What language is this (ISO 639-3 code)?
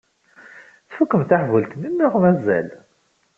kab